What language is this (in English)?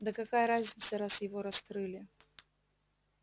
Russian